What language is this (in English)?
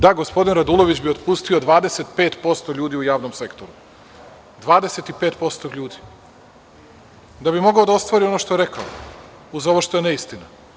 Serbian